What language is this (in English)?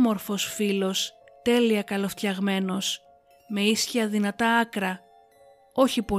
Greek